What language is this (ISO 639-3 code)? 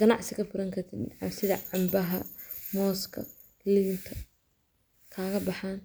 som